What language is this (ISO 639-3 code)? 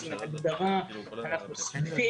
heb